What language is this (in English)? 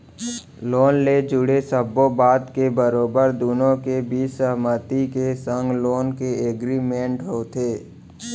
Chhattisgarhi